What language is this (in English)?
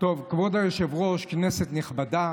Hebrew